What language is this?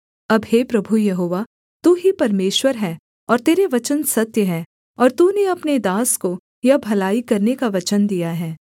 Hindi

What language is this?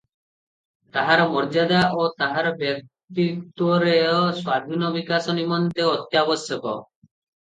Odia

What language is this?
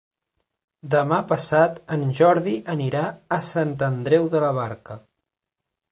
Catalan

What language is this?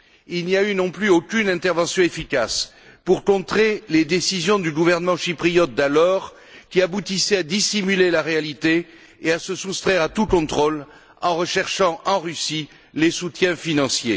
French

